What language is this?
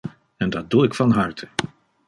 Dutch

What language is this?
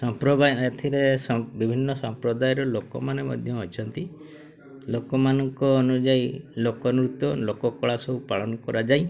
Odia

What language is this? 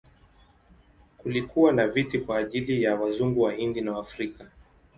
Swahili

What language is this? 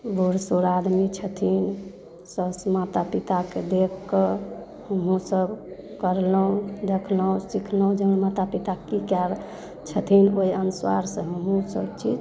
Maithili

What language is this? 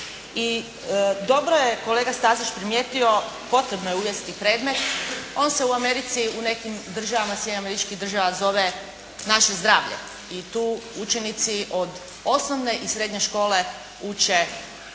Croatian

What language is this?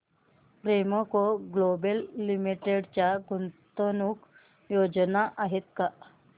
Marathi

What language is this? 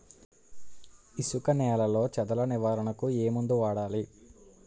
Telugu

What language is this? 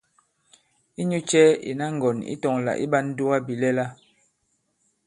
Bankon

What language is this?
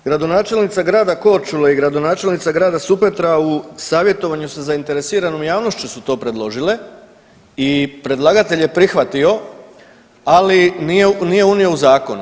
Croatian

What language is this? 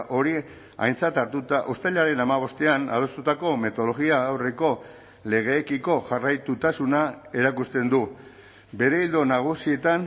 Basque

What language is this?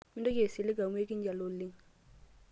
Masai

